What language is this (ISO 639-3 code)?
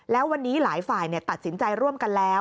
tha